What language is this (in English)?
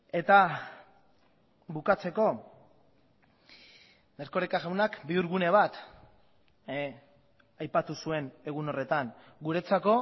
Basque